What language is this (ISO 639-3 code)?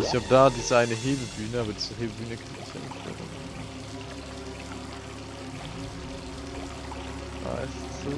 deu